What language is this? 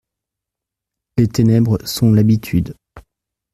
French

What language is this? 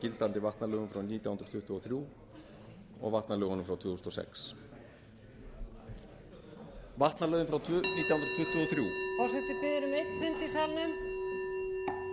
Icelandic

